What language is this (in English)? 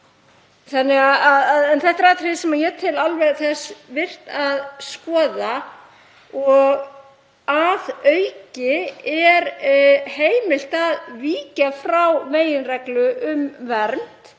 Icelandic